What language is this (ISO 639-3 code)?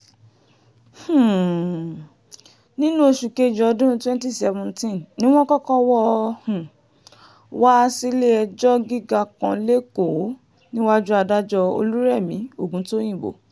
yor